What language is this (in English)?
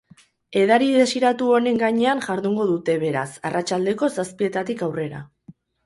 Basque